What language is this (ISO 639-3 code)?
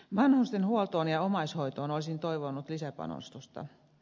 fin